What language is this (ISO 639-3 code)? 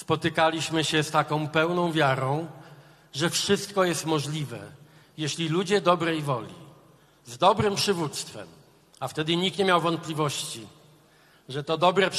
pol